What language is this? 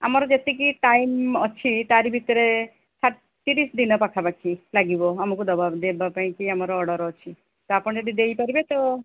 Odia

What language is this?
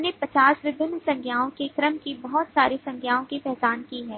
Hindi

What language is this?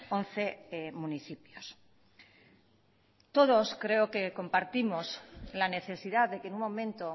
Spanish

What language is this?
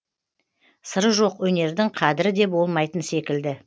Kazakh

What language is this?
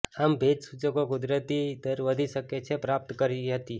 Gujarati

